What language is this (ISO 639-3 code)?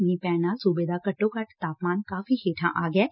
pan